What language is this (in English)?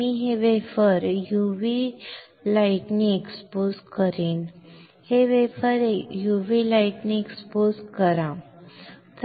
Marathi